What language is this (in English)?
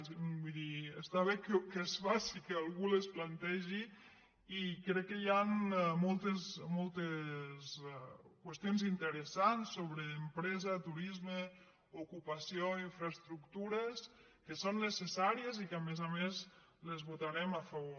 Catalan